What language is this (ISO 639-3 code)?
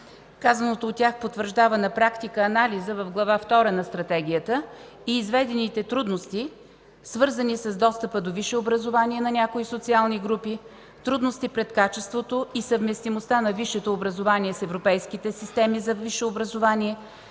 bul